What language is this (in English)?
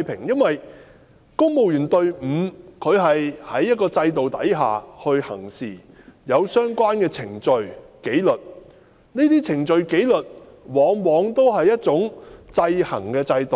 Cantonese